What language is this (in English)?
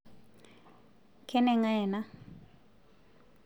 Masai